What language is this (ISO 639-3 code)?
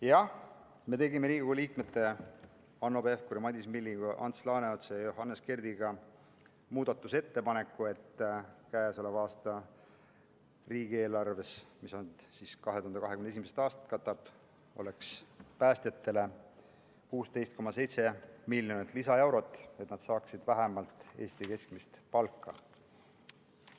est